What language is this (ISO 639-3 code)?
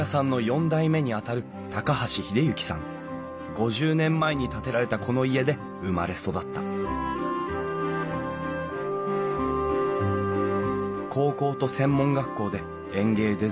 jpn